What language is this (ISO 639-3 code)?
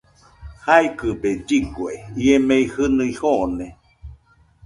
hux